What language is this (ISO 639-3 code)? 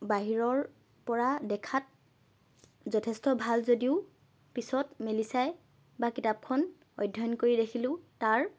asm